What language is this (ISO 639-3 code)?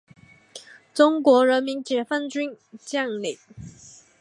zho